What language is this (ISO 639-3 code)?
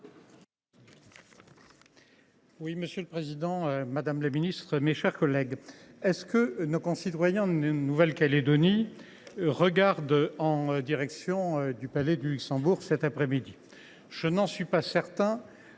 fra